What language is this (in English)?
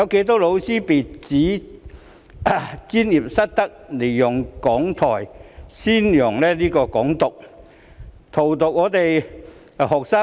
Cantonese